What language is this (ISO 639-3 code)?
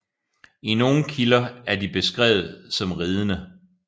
dan